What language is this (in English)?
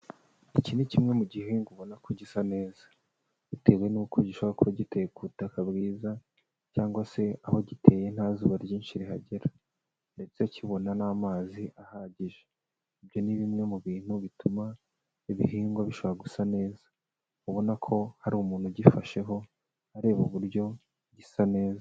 Kinyarwanda